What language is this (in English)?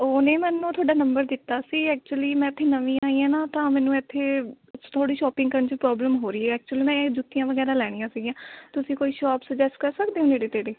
Punjabi